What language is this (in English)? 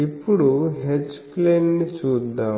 Telugu